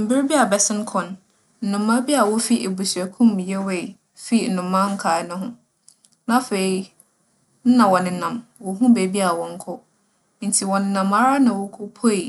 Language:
Akan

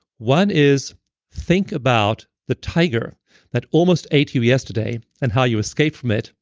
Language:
English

